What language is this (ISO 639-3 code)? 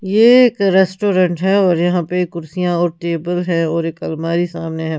hin